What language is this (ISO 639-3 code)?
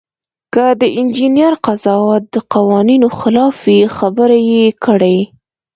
pus